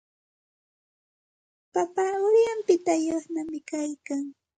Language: Santa Ana de Tusi Pasco Quechua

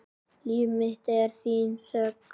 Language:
Icelandic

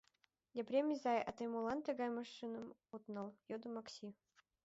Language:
Mari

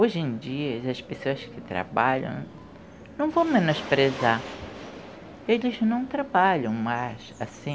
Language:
Portuguese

